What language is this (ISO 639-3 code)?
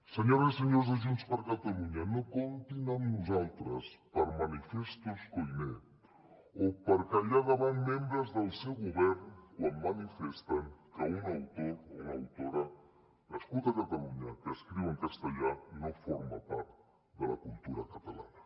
cat